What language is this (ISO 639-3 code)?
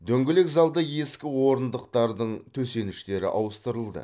kaz